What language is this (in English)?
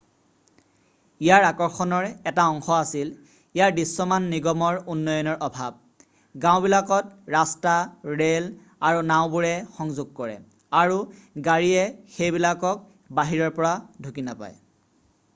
Assamese